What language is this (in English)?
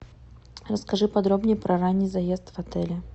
Russian